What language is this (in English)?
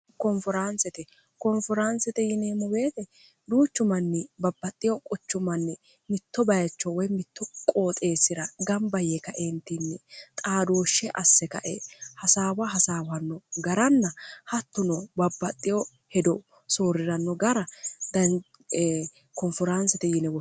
Sidamo